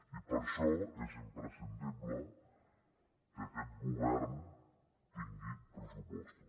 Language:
Catalan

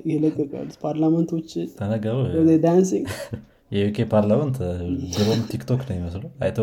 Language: Amharic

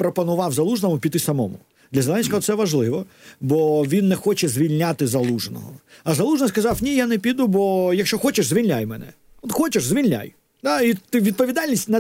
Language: Ukrainian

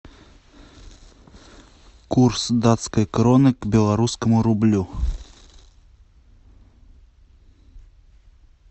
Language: Russian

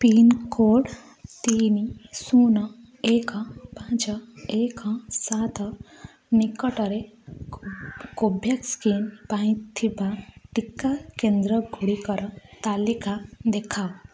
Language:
Odia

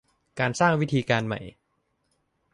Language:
Thai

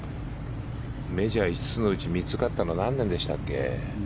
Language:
Japanese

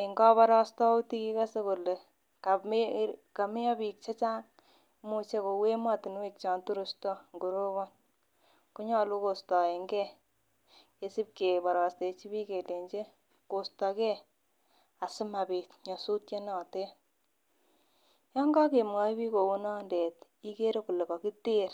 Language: Kalenjin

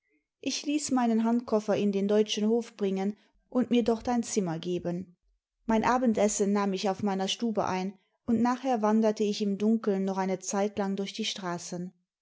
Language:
German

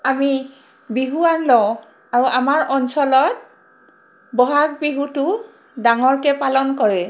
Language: Assamese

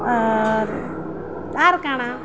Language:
Odia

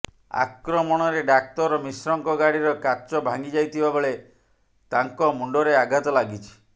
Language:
Odia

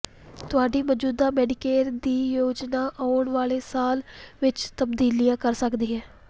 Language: Punjabi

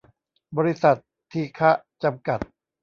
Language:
Thai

